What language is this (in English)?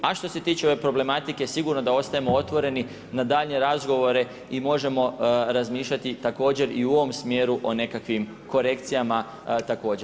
Croatian